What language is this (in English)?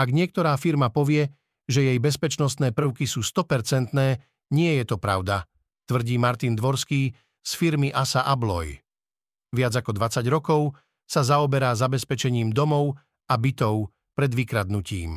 Slovak